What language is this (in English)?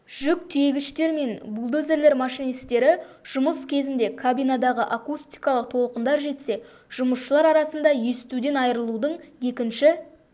Kazakh